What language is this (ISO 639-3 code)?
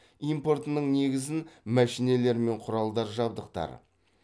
kaz